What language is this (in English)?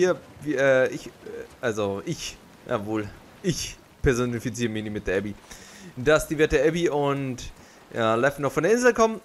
German